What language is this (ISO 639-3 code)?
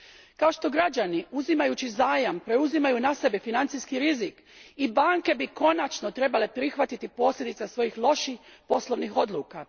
hrv